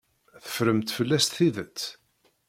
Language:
Kabyle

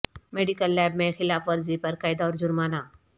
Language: Urdu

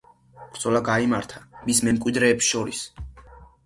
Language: Georgian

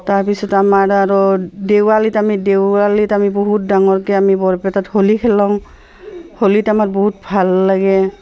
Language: Assamese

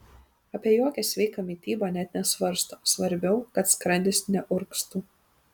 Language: Lithuanian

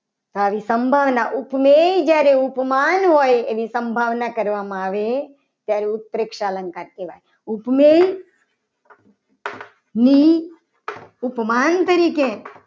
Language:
Gujarati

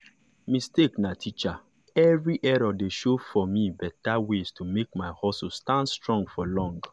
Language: Nigerian Pidgin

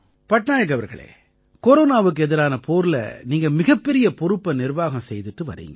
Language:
Tamil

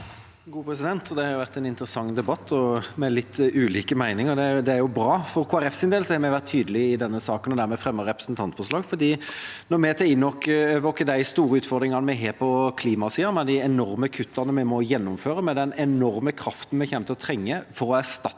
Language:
Norwegian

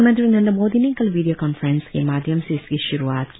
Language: Hindi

